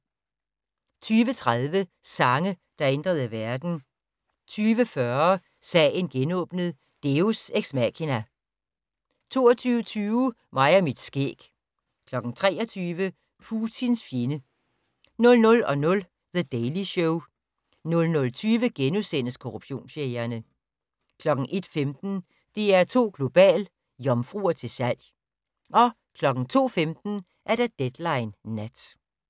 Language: Danish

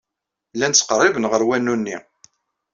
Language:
Kabyle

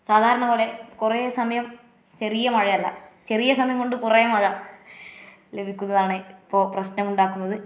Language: Malayalam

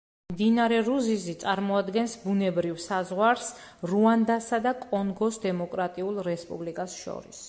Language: Georgian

